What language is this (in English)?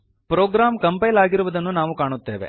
Kannada